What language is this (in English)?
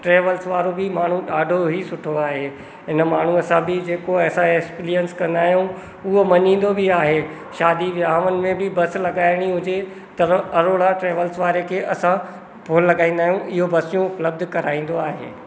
Sindhi